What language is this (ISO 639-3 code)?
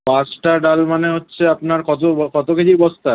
ben